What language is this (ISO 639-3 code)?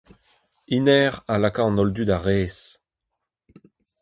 bre